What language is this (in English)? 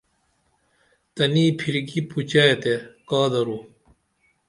Dameli